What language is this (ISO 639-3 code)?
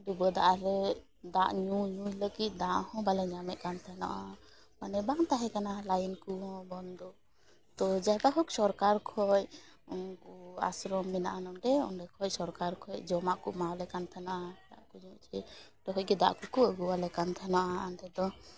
sat